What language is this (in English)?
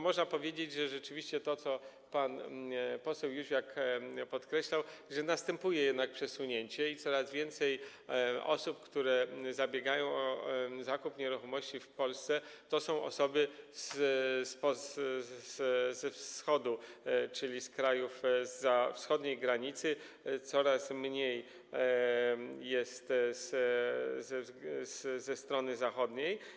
Polish